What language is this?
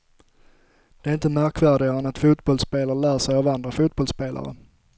Swedish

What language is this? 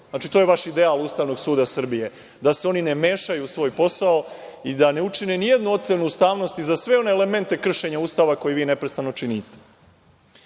Serbian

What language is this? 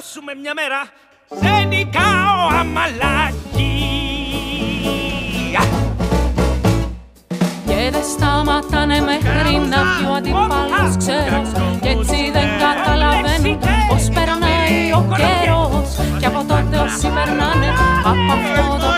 Greek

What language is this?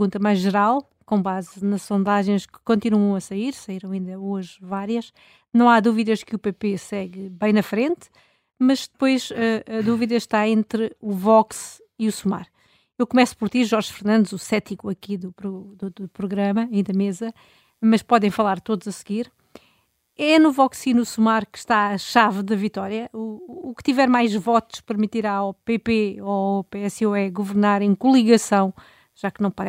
Portuguese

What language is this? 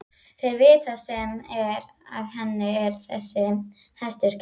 Icelandic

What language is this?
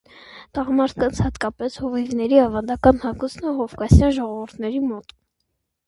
Armenian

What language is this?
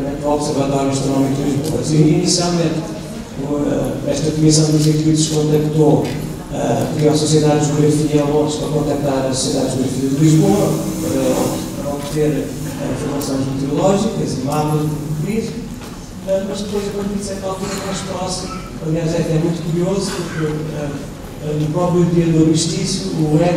Portuguese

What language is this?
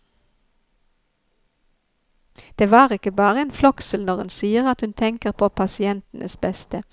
Norwegian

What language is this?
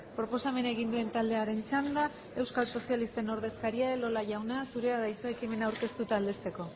Basque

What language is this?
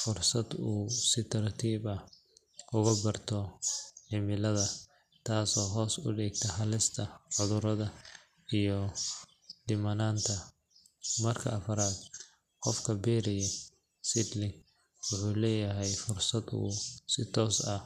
Somali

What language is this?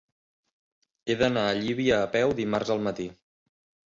Catalan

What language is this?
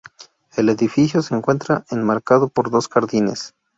Spanish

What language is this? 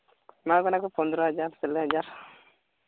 Santali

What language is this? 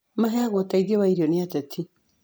Kikuyu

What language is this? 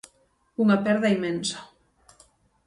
Galician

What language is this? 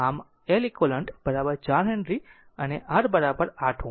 Gujarati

